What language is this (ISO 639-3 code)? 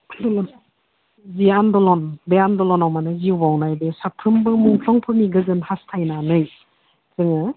brx